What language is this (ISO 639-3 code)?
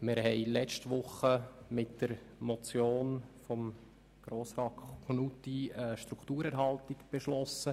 gsw